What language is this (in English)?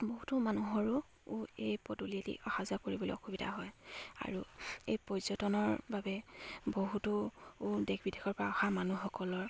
Assamese